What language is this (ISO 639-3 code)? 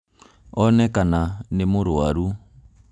kik